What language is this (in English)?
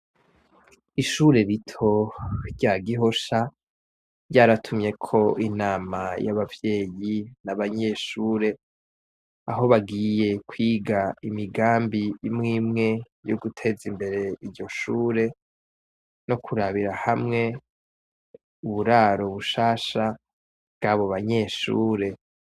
Rundi